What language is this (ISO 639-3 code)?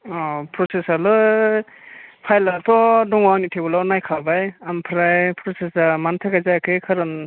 brx